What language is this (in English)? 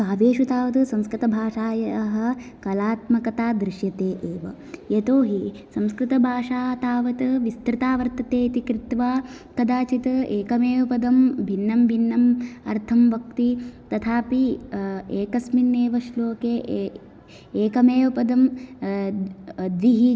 Sanskrit